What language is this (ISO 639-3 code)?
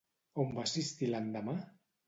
cat